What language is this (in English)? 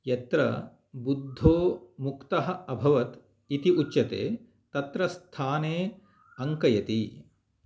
Sanskrit